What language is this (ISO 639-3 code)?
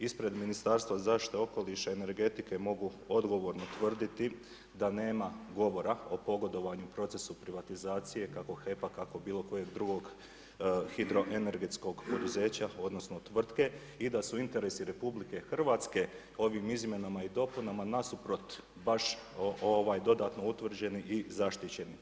hrv